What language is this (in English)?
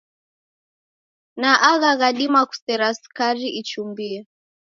Taita